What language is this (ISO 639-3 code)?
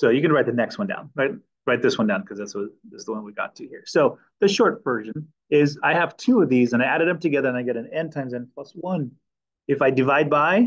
eng